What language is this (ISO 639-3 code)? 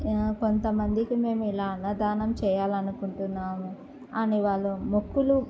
tel